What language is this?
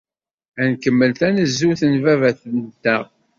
Kabyle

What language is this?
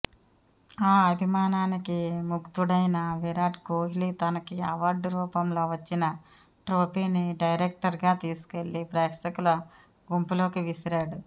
Telugu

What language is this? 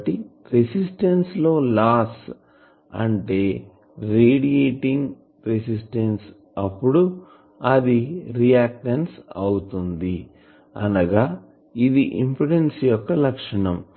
Telugu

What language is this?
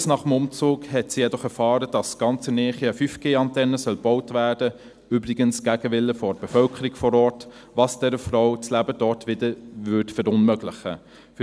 Swiss German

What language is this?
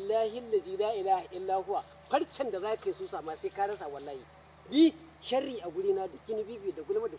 Arabic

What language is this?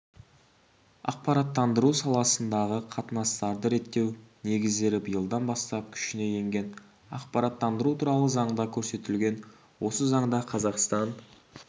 Kazakh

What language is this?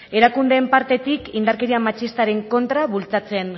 Basque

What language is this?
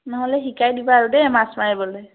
Assamese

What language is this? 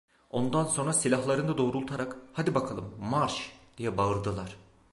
Turkish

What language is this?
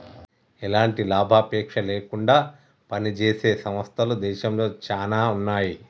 Telugu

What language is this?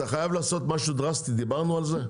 Hebrew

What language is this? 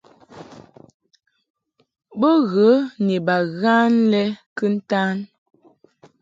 Mungaka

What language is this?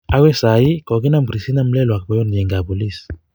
Kalenjin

